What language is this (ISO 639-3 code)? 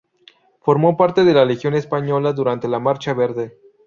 spa